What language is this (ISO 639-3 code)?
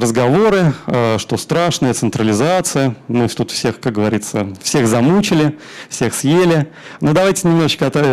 rus